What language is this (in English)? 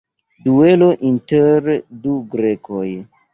Esperanto